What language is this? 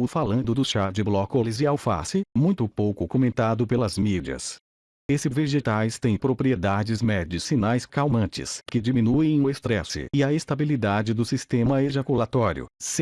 Portuguese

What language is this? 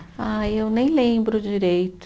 Portuguese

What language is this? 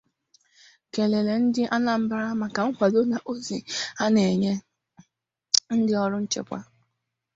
Igbo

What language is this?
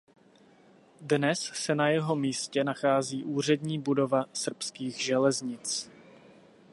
Czech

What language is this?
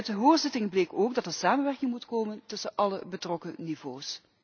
Dutch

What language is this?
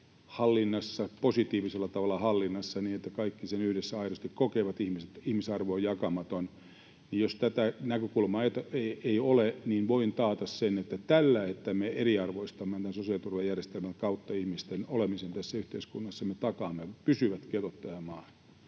Finnish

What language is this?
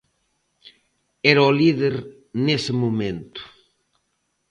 Galician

